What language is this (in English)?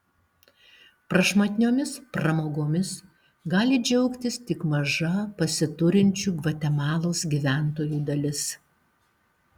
Lithuanian